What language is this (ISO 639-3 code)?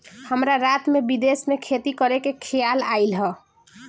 bho